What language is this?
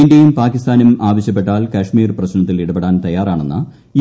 Malayalam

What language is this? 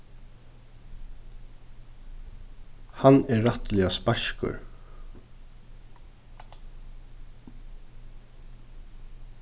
Faroese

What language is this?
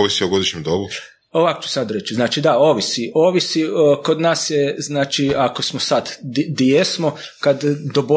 Croatian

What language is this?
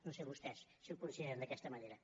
Catalan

